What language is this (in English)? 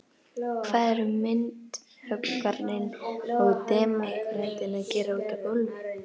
Icelandic